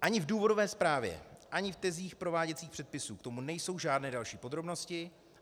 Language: Czech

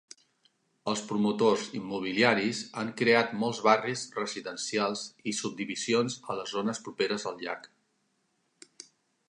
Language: Catalan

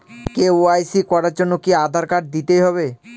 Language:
Bangla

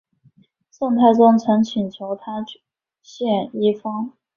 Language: Chinese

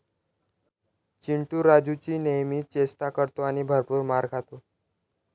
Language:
Marathi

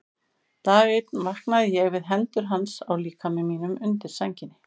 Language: Icelandic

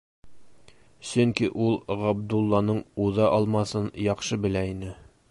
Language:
Bashkir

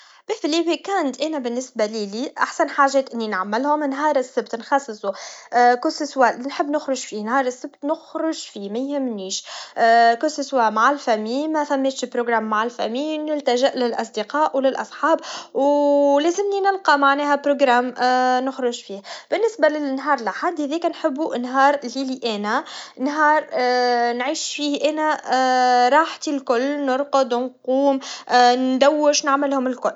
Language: Tunisian Arabic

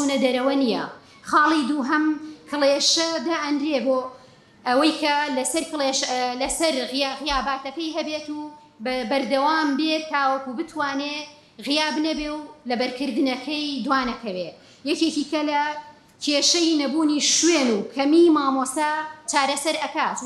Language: Arabic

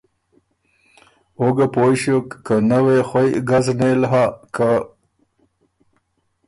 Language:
Ormuri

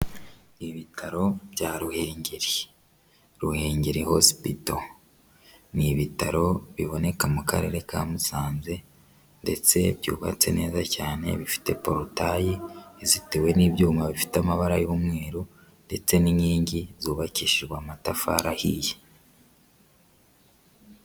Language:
Kinyarwanda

